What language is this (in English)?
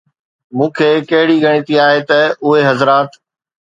Sindhi